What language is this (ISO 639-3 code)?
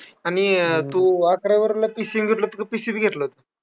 mar